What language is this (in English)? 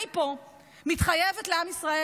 Hebrew